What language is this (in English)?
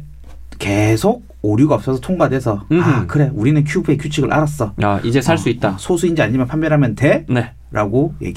Korean